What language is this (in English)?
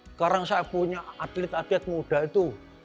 Indonesian